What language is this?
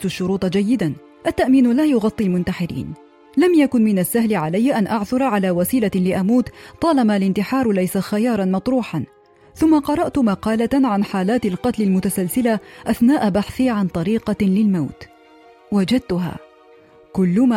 Arabic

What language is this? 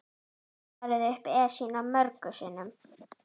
Icelandic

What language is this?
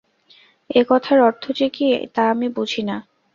Bangla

